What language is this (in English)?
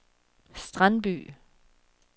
Danish